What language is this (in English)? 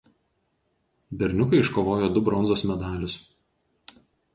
Lithuanian